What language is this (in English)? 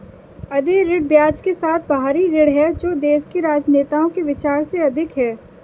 Hindi